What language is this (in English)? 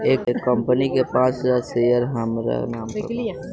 Bhojpuri